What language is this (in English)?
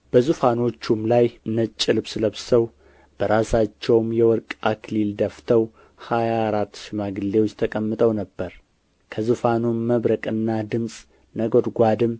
Amharic